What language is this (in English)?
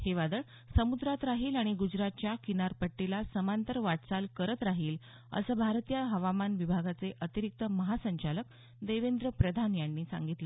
Marathi